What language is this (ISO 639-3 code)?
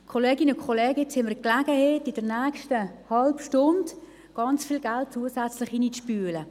gsw